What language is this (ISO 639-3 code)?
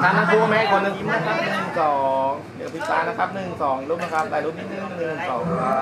tha